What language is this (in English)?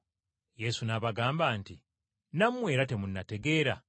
Ganda